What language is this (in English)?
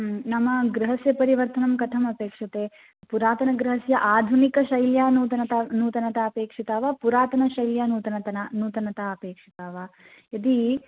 Sanskrit